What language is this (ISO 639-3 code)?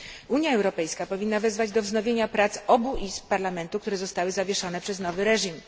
pol